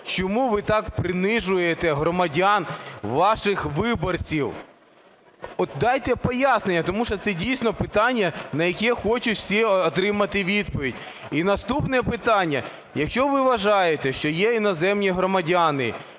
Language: Ukrainian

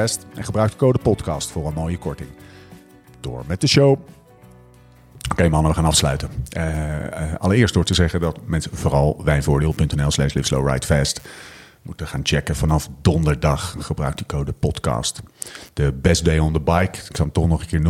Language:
Dutch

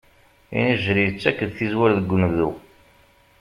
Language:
Kabyle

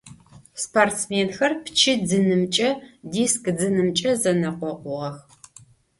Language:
Adyghe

